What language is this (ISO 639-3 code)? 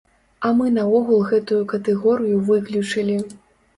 bel